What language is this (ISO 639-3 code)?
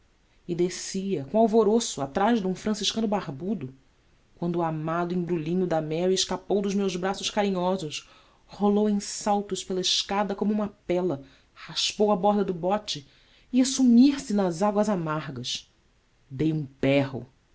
por